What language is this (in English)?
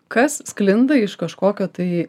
Lithuanian